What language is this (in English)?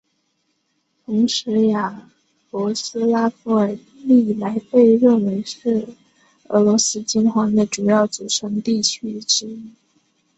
Chinese